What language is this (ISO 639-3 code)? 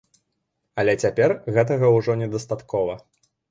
bel